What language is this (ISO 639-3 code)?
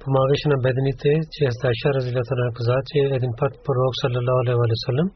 bul